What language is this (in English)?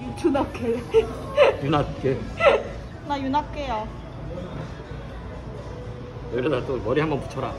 Korean